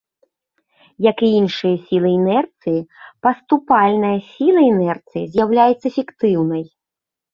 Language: Belarusian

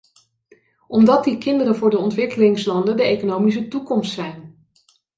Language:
Dutch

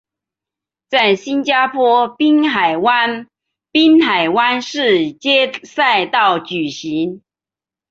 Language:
Chinese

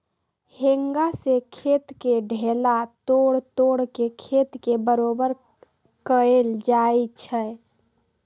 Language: Magahi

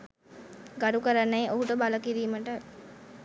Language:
Sinhala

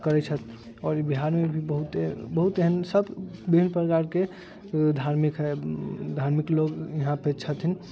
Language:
Maithili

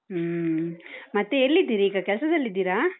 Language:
Kannada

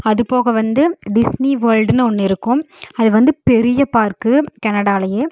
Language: Tamil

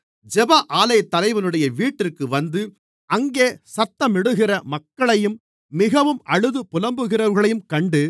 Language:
Tamil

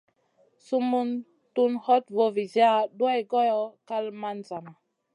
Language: Masana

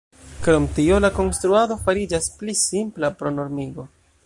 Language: Esperanto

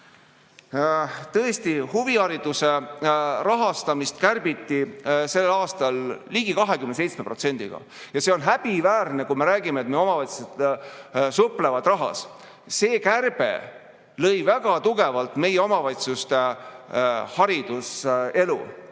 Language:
Estonian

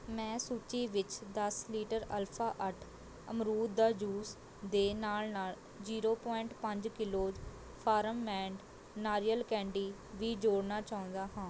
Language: Punjabi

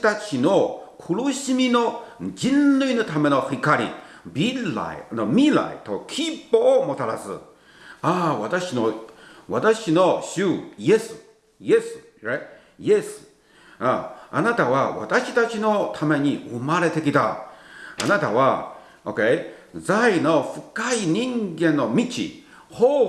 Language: Japanese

